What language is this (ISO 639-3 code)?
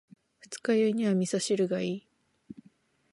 jpn